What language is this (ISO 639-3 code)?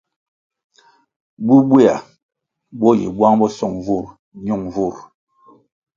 nmg